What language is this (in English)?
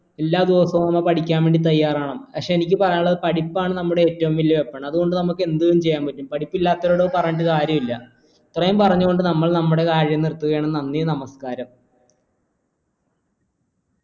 Malayalam